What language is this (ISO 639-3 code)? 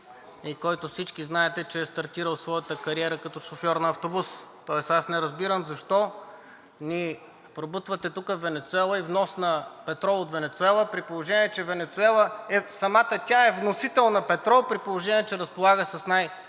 bul